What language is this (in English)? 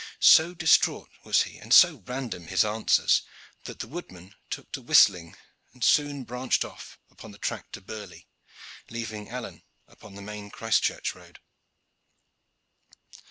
English